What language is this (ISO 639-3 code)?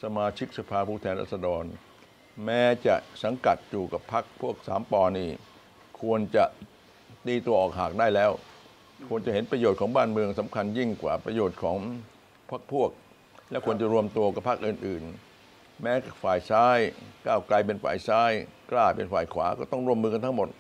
tha